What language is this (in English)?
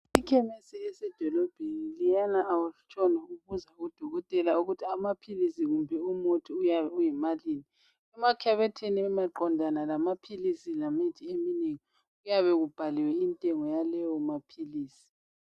North Ndebele